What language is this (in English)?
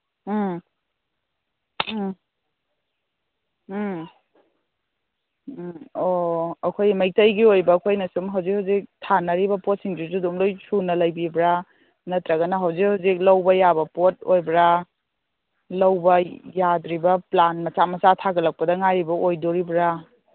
Manipuri